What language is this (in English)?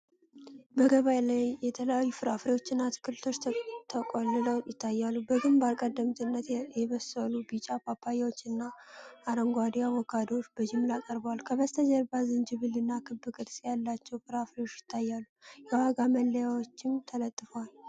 Amharic